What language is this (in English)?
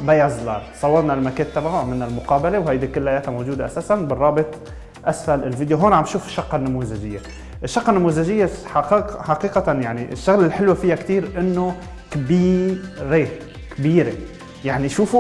Arabic